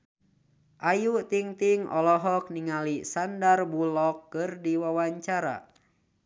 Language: Sundanese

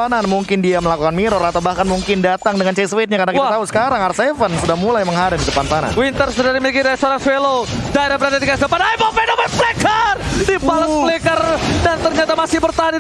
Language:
Indonesian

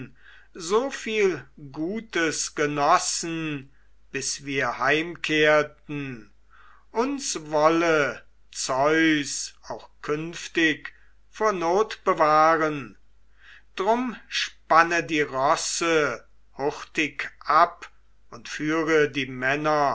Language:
German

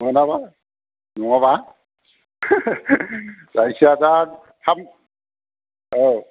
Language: Bodo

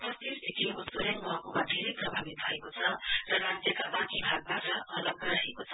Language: Nepali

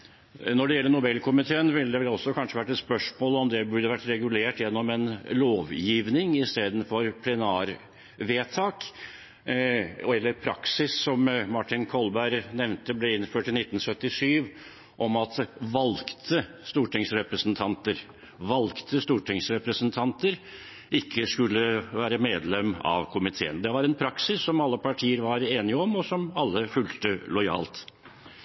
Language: Norwegian Bokmål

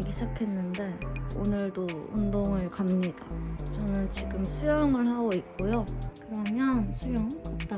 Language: Korean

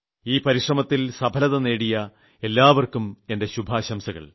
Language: Malayalam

